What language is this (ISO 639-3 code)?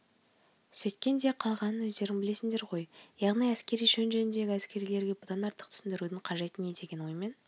kaz